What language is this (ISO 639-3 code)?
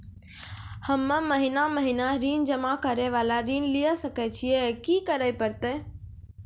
mai